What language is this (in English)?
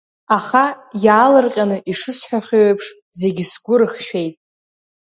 Abkhazian